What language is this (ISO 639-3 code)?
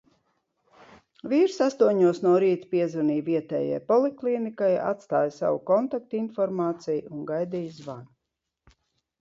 lav